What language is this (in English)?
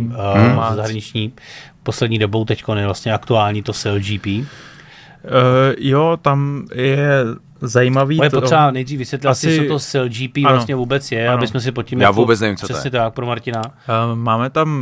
Czech